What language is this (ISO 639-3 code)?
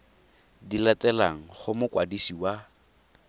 tsn